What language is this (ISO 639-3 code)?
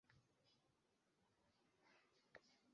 uzb